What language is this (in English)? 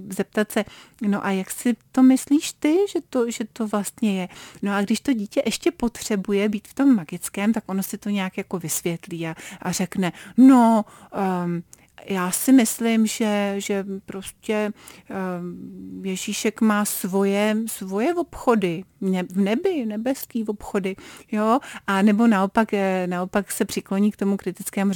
Czech